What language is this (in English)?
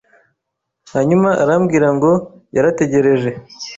Kinyarwanda